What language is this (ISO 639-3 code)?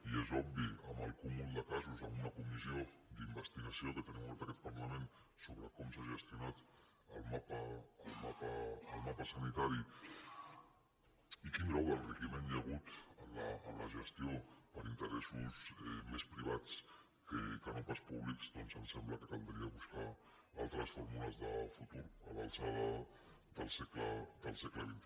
cat